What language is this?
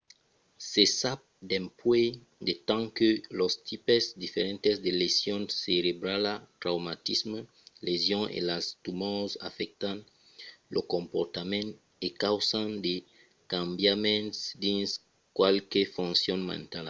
Occitan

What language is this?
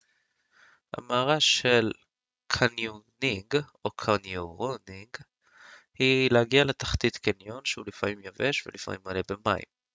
Hebrew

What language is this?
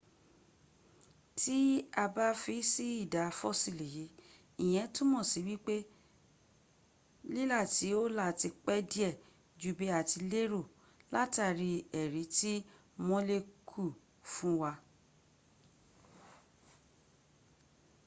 Yoruba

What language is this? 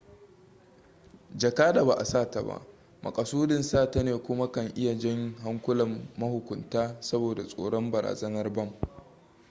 Hausa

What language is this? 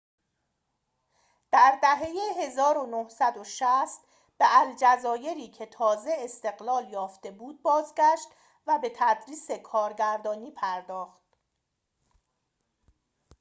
Persian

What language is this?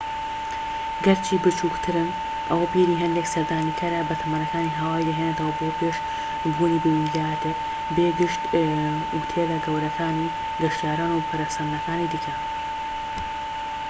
Central Kurdish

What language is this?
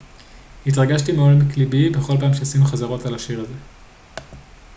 Hebrew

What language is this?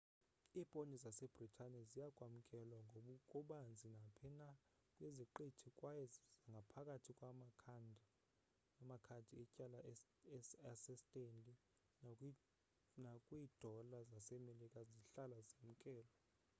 Xhosa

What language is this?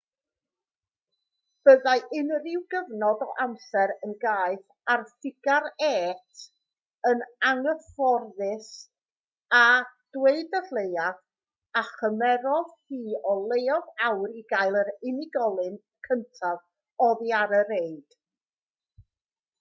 Welsh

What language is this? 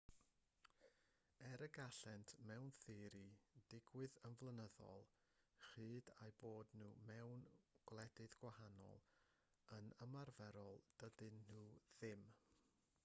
Welsh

